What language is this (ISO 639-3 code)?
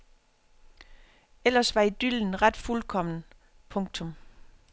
dan